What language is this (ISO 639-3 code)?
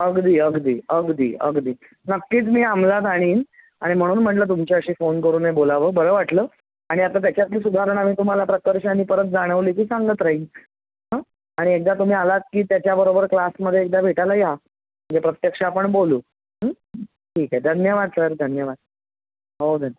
mar